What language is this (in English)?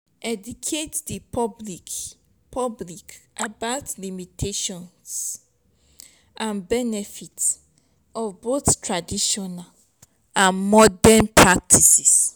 Nigerian Pidgin